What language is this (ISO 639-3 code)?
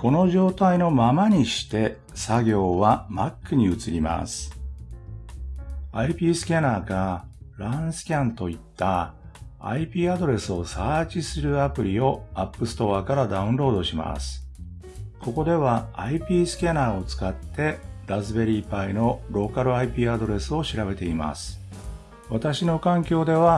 jpn